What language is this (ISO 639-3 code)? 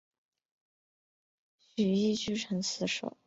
zho